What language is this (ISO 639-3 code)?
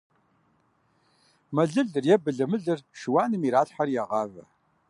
kbd